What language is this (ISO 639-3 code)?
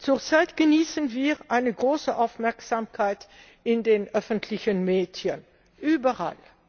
deu